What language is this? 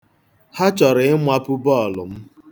Igbo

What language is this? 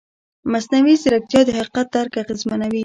Pashto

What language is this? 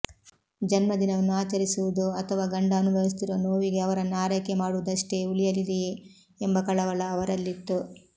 Kannada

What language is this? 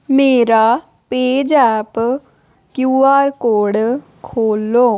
Dogri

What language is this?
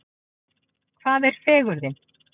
Icelandic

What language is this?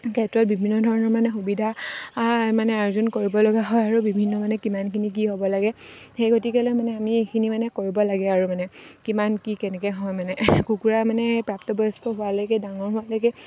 Assamese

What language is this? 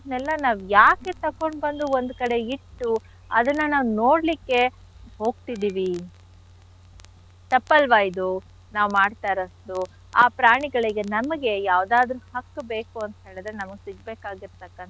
Kannada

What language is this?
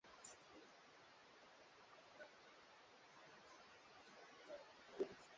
Swahili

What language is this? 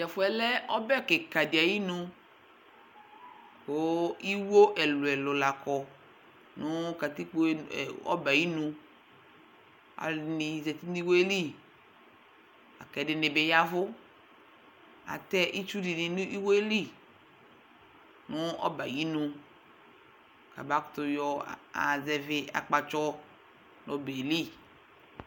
Ikposo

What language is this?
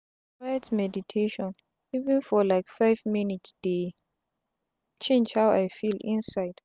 Nigerian Pidgin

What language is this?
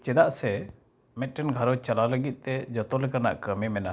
Santali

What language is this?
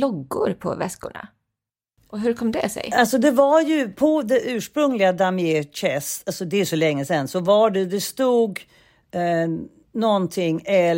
Swedish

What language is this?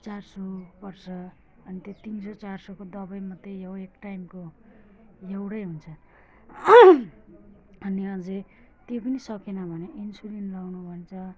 Nepali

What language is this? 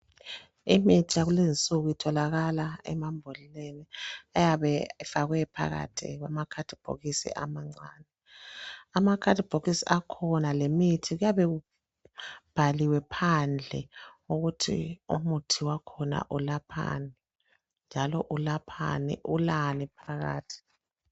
North Ndebele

